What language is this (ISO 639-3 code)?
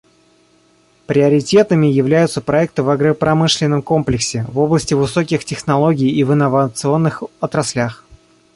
rus